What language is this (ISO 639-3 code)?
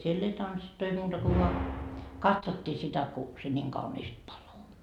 fin